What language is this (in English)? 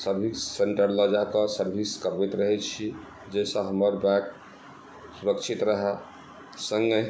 Maithili